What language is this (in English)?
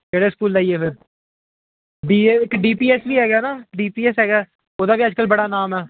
Punjabi